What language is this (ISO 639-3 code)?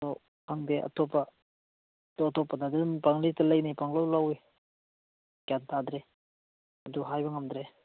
mni